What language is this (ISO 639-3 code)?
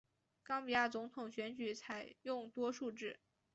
zho